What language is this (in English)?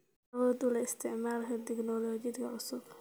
Somali